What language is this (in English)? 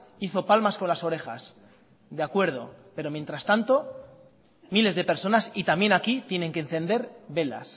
Spanish